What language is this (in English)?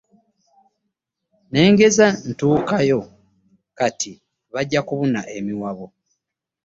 Ganda